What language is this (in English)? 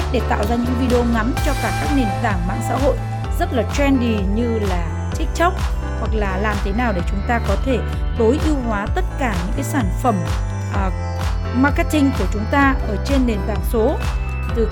Vietnamese